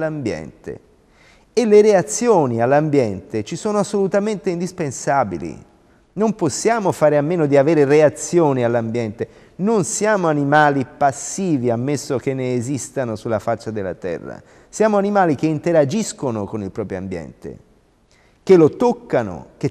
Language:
Italian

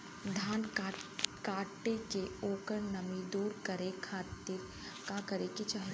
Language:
Bhojpuri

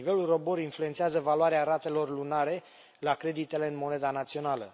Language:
Romanian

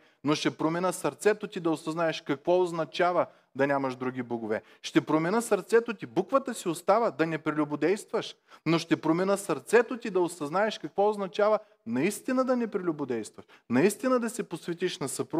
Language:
Bulgarian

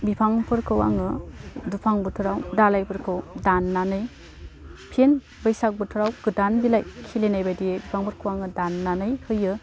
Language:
Bodo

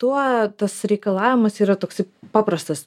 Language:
Lithuanian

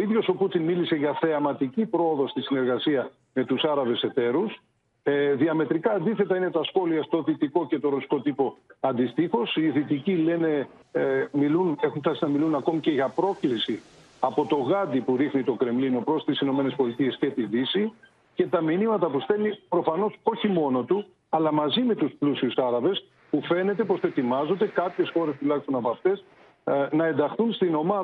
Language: Greek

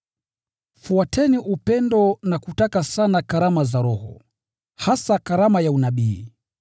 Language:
Swahili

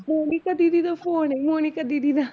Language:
Punjabi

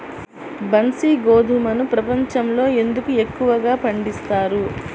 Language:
Telugu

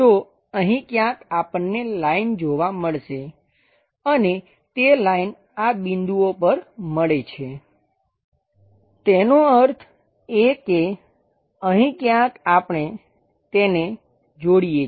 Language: Gujarati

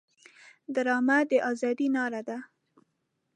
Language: Pashto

